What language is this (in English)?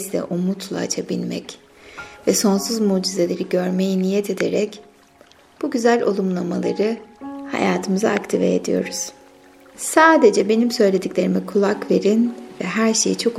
Turkish